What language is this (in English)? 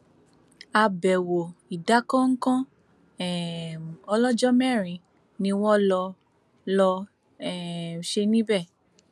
Yoruba